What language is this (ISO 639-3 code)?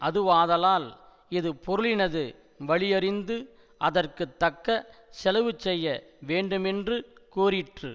tam